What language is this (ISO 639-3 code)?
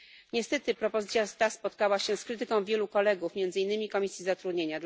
pol